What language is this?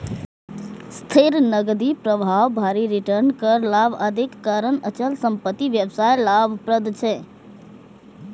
Maithili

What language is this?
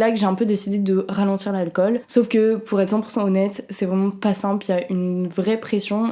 French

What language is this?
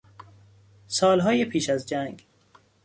Persian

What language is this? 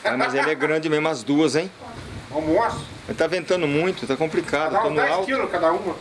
Portuguese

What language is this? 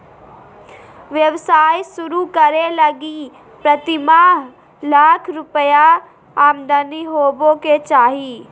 Magahi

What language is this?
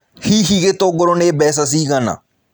Kikuyu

